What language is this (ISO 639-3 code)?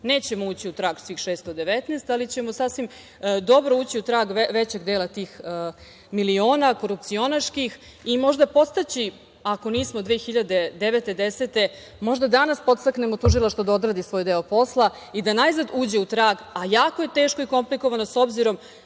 srp